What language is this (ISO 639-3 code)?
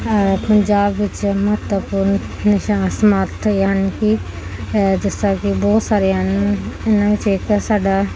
pan